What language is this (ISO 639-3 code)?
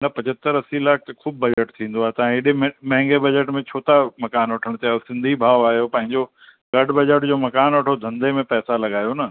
snd